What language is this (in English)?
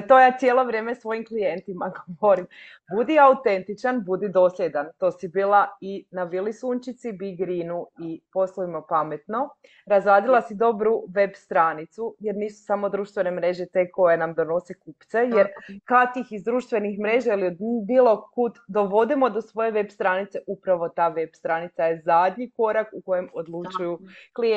Croatian